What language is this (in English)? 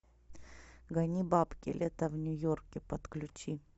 Russian